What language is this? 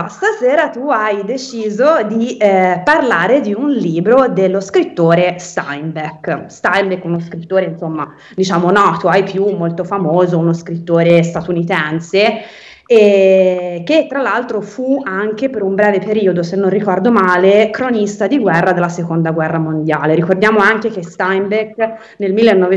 Italian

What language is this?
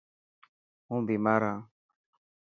Dhatki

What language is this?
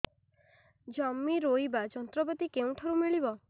Odia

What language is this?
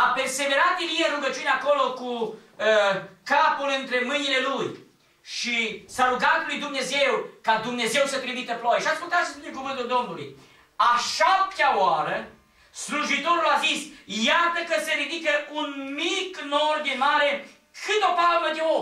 Romanian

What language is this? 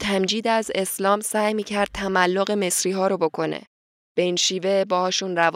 Persian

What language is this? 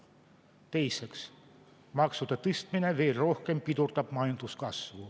Estonian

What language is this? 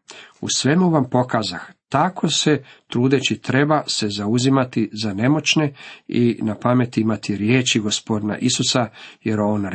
Croatian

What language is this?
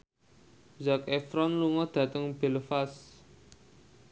Javanese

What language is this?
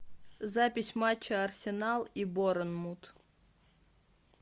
Russian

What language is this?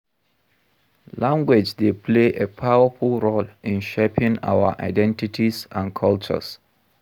Nigerian Pidgin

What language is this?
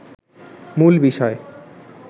Bangla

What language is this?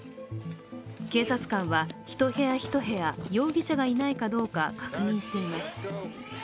Japanese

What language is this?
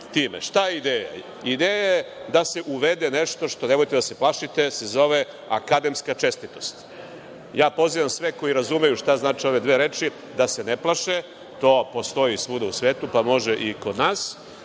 Serbian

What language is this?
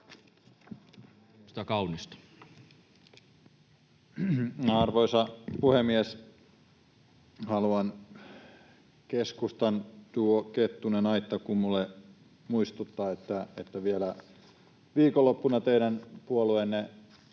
Finnish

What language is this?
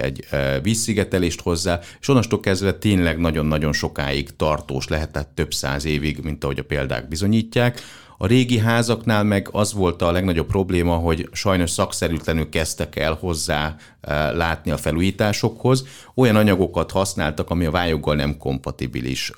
Hungarian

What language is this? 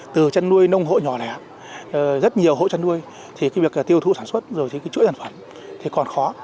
Vietnamese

